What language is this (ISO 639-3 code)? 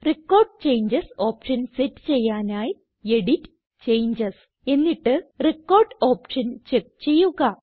mal